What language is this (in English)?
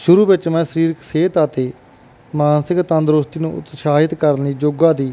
Punjabi